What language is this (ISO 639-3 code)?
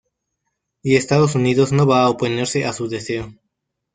spa